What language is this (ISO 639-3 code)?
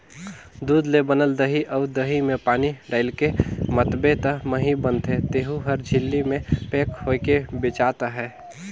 hne